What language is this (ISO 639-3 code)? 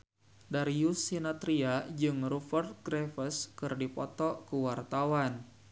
sun